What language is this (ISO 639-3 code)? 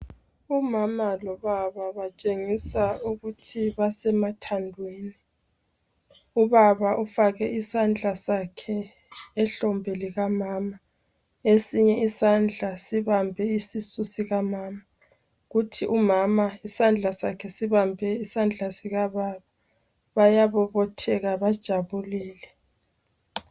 nde